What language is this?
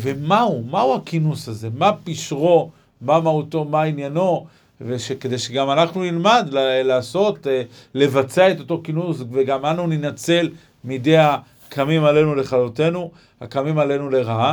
Hebrew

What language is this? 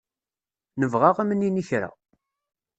Kabyle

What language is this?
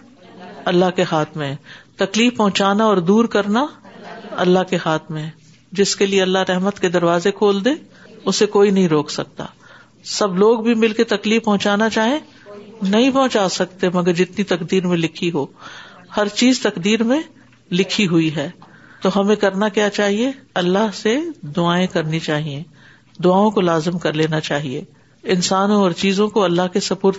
Urdu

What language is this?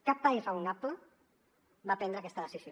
Catalan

